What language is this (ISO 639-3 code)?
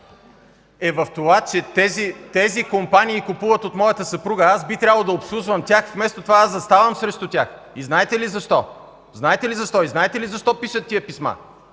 bul